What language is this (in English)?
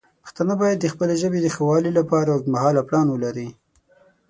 Pashto